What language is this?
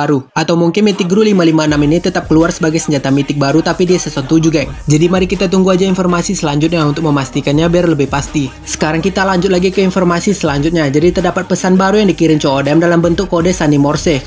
Indonesian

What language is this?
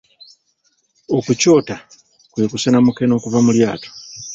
Ganda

